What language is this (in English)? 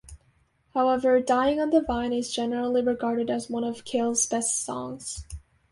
English